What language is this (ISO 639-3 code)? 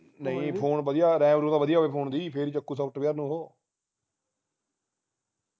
pan